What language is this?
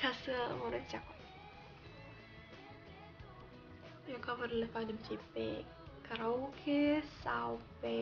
Romanian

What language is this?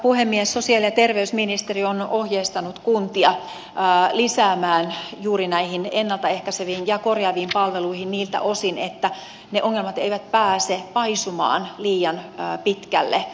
Finnish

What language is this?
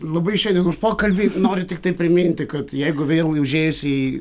Lithuanian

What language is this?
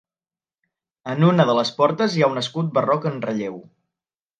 Catalan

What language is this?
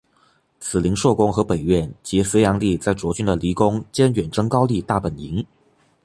Chinese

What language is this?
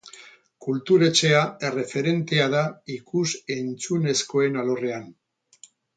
Basque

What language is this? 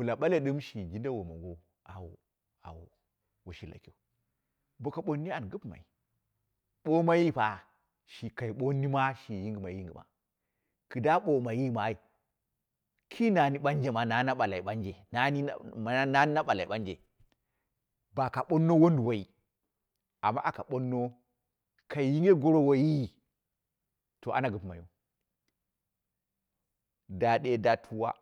Dera (Nigeria)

